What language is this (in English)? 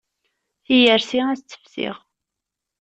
Kabyle